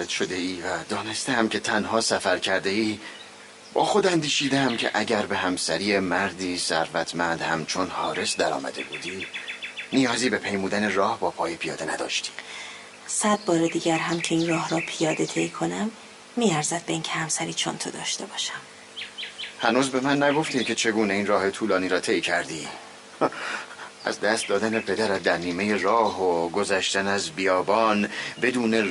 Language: Persian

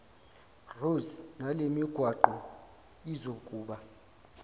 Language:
Zulu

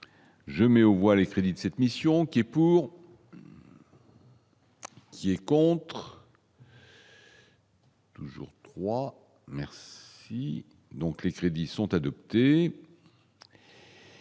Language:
French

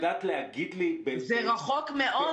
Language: Hebrew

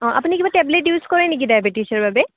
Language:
Assamese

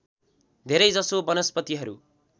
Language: Nepali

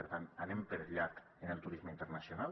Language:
Catalan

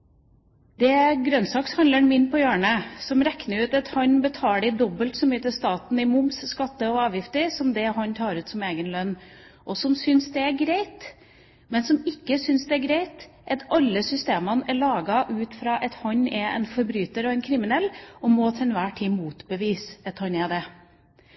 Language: Norwegian Bokmål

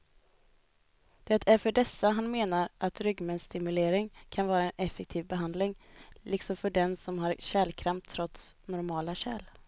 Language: Swedish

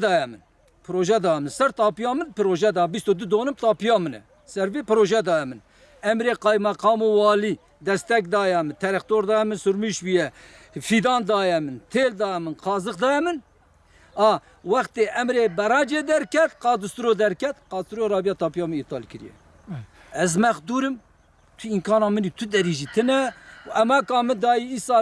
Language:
Turkish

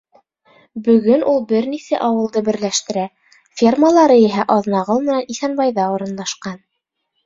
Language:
Bashkir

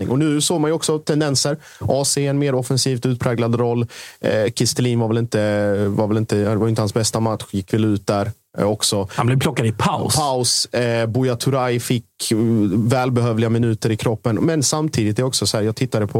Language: Swedish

